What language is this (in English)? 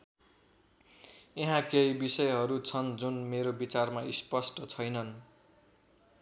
Nepali